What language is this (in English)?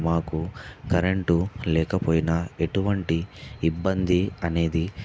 Telugu